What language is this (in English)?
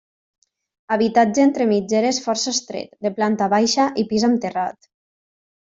Catalan